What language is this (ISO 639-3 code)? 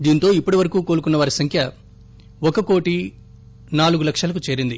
tel